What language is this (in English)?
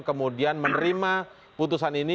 Indonesian